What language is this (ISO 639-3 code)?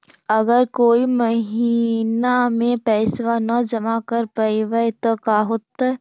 mag